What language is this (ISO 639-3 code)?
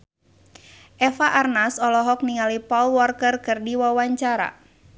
sun